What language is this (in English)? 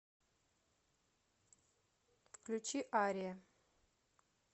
Russian